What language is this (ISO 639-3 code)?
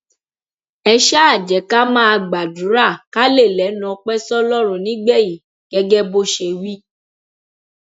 yor